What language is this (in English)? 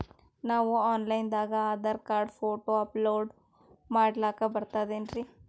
Kannada